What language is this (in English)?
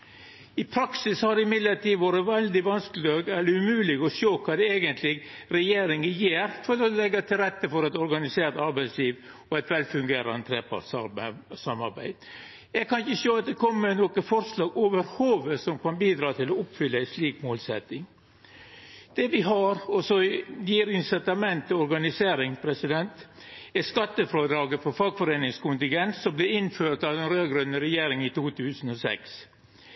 Norwegian Nynorsk